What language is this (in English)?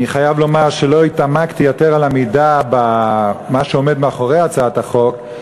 Hebrew